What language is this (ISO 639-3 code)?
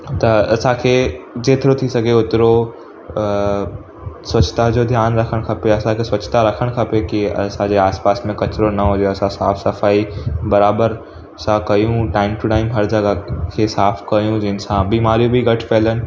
snd